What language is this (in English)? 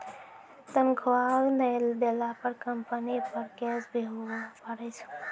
Maithili